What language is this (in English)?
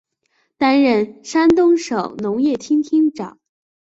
Chinese